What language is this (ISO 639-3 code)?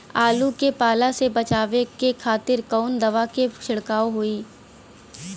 bho